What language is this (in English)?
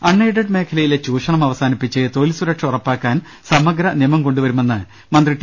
Malayalam